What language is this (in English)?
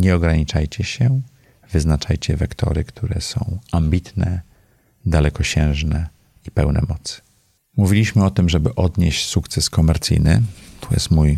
Polish